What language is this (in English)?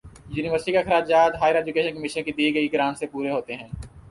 Urdu